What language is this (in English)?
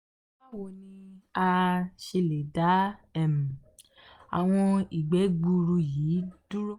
Yoruba